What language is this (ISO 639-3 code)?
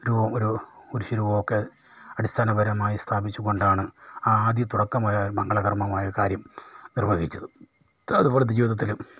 mal